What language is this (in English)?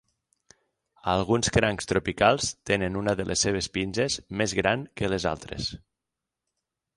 Catalan